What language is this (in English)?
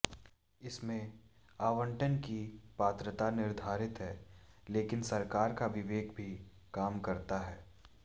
Hindi